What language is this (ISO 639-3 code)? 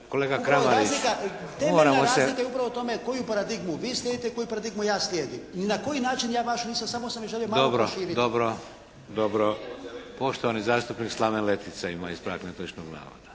hrv